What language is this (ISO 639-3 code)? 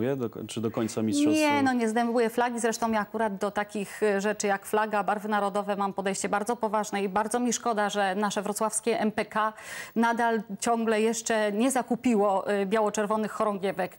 pol